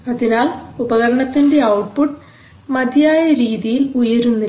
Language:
Malayalam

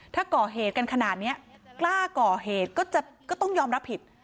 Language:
Thai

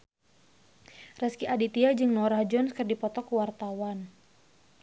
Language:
Sundanese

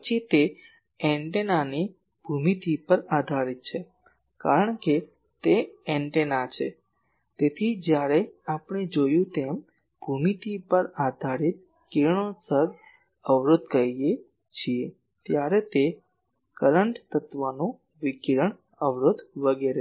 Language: Gujarati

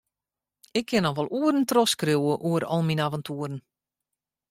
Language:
Western Frisian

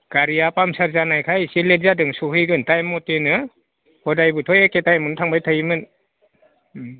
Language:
Bodo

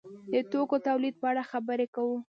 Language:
Pashto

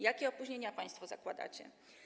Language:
Polish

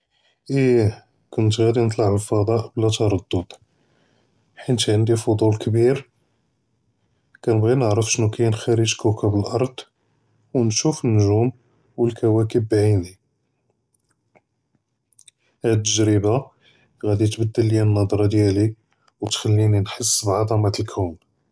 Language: Judeo-Arabic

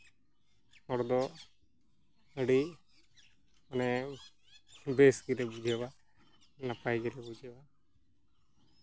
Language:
Santali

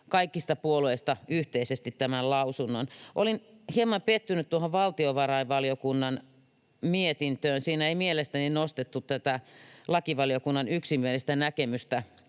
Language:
Finnish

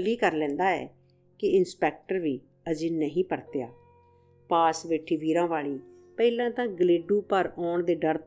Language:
Hindi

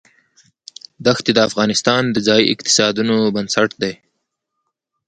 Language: Pashto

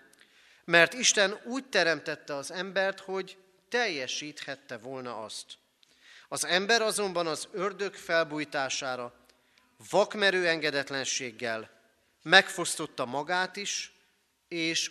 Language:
Hungarian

